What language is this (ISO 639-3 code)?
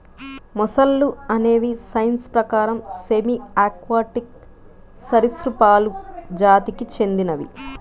tel